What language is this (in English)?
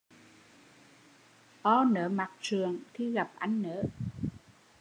Vietnamese